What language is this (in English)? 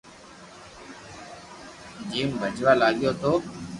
Loarki